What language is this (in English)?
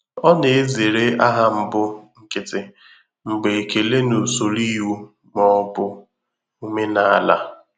Igbo